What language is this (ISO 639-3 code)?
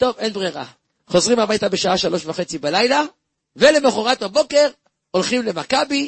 heb